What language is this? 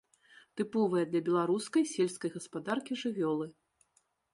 Belarusian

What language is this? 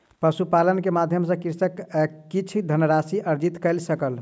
Maithili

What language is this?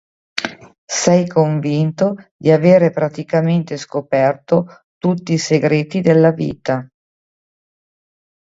Italian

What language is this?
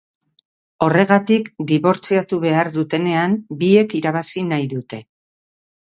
Basque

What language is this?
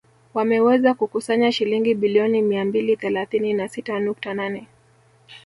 Swahili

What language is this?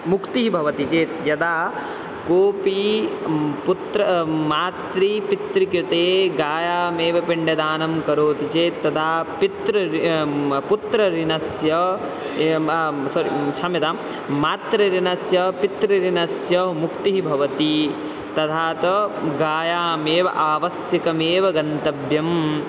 Sanskrit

